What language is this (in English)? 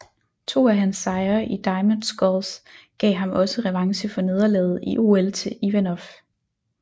Danish